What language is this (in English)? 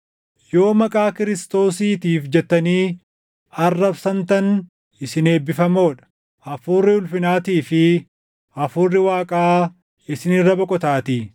Oromo